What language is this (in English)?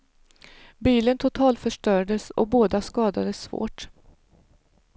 Swedish